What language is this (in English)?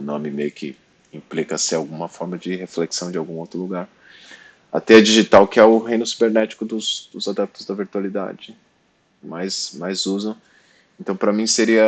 Portuguese